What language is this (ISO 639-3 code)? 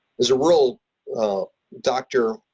eng